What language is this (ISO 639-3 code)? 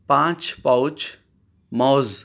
urd